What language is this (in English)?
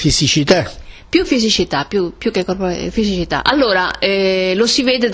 Italian